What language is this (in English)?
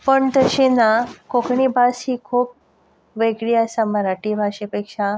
Konkani